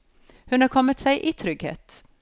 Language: Norwegian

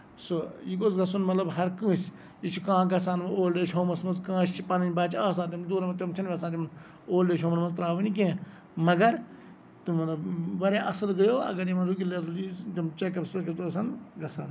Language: Kashmiri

